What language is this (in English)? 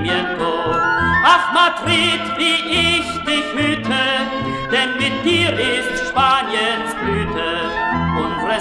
Turkish